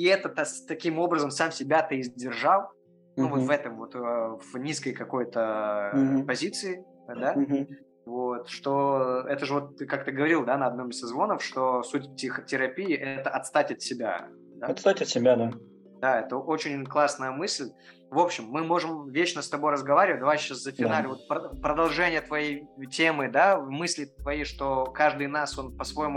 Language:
Russian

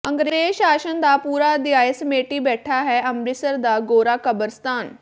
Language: Punjabi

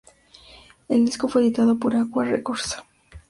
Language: Spanish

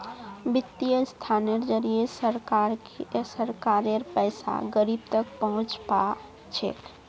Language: Magahi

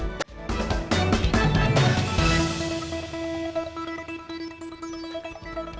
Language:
Indonesian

